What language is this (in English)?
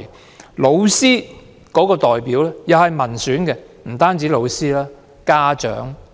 Cantonese